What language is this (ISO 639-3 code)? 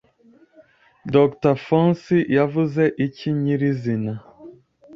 kin